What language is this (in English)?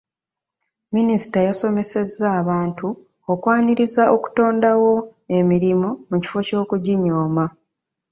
Ganda